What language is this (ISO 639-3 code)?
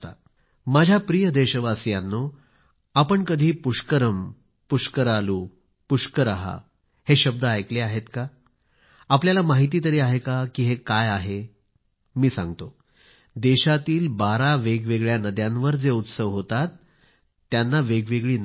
mar